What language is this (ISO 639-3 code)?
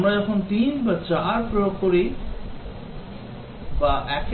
ben